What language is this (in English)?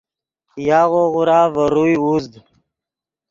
Yidgha